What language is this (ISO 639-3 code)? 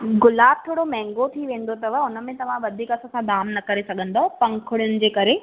snd